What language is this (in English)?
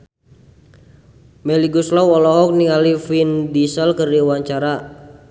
Sundanese